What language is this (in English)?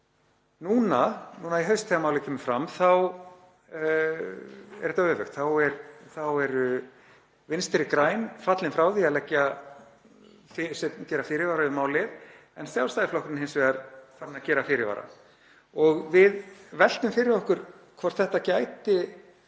Icelandic